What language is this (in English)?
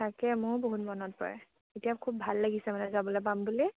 Assamese